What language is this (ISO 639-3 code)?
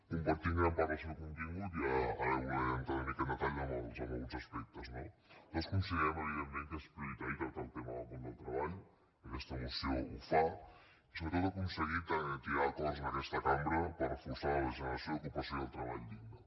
cat